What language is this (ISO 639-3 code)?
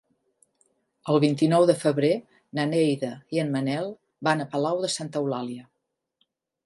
cat